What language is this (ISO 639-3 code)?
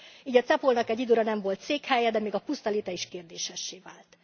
hun